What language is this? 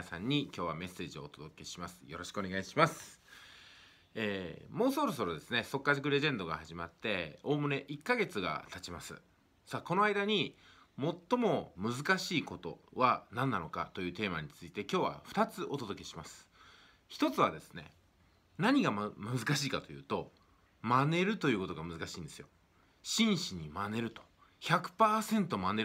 Japanese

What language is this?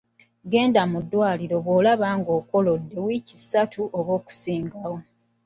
Ganda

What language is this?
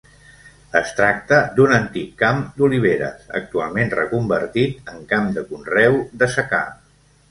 Catalan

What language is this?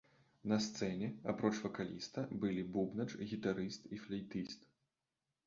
Belarusian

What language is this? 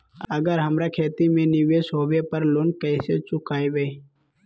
Magahi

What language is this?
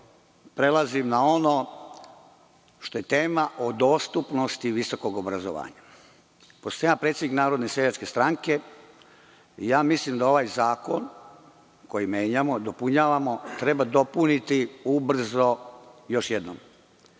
Serbian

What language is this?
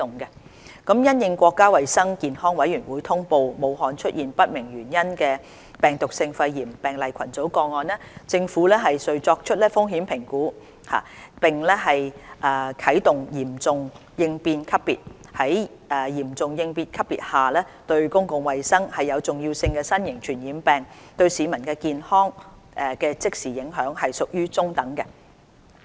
Cantonese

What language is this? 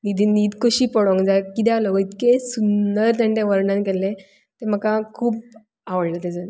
Konkani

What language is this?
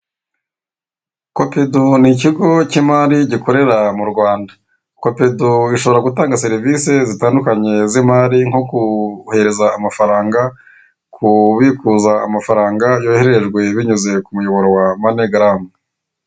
Kinyarwanda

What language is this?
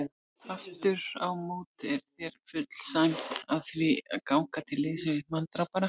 Icelandic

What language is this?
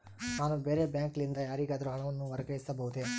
Kannada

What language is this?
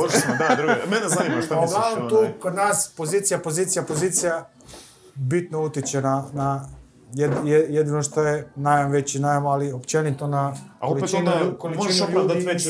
Croatian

